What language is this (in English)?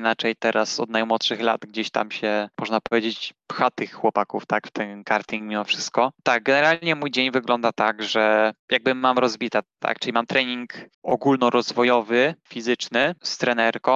Polish